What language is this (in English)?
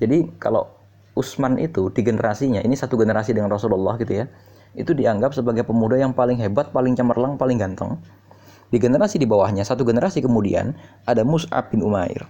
Indonesian